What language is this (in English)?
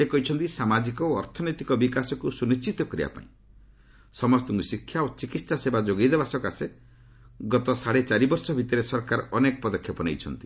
Odia